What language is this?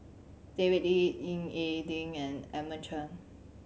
English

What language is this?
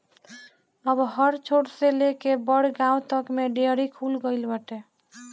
Bhojpuri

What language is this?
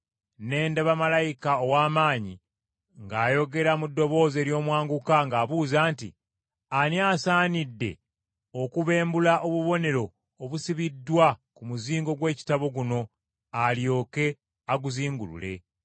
Ganda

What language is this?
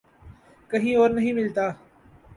Urdu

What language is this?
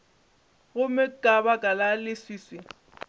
Northern Sotho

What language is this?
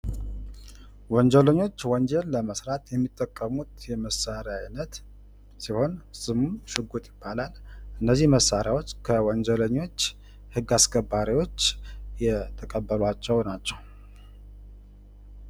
Amharic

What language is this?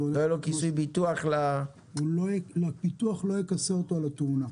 Hebrew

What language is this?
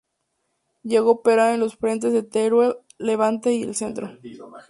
Spanish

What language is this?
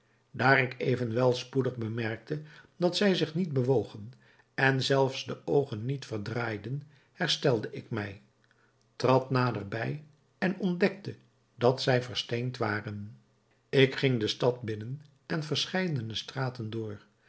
Dutch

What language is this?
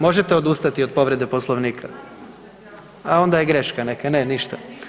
Croatian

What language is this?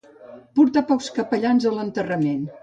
Catalan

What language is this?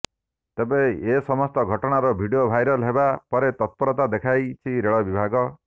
Odia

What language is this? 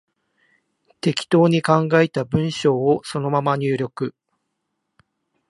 Japanese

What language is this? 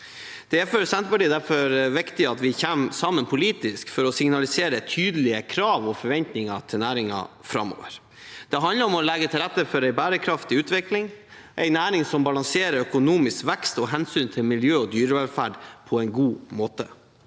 Norwegian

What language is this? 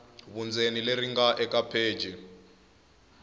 Tsonga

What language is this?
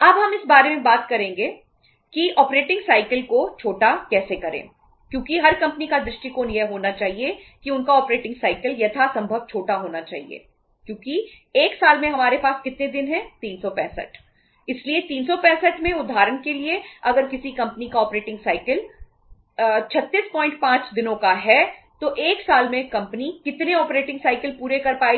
Hindi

